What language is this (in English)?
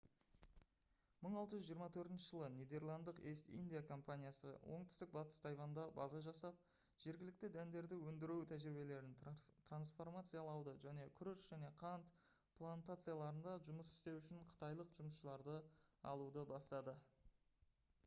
Kazakh